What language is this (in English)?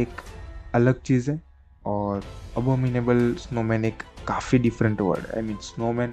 Hindi